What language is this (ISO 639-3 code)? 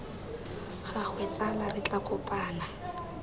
tsn